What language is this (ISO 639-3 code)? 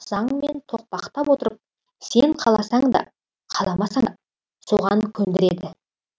kaz